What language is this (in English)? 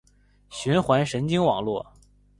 Chinese